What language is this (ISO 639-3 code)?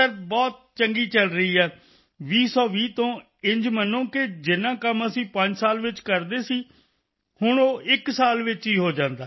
pan